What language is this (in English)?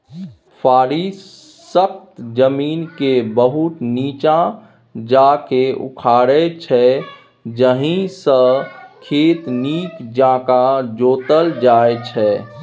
Maithili